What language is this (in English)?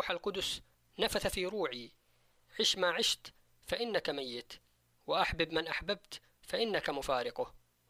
Arabic